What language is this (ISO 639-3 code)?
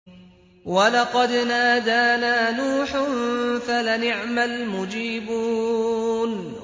ara